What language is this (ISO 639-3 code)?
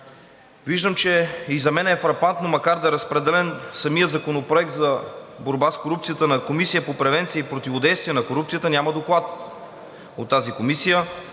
bul